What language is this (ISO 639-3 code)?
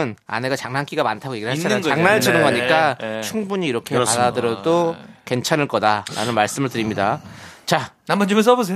kor